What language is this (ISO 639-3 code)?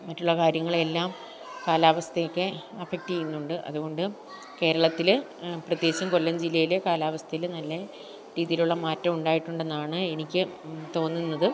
mal